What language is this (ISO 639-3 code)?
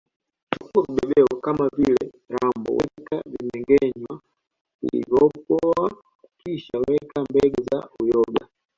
swa